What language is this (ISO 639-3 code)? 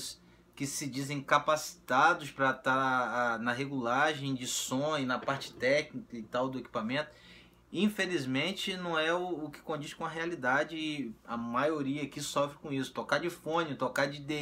por